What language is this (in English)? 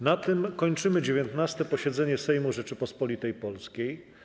Polish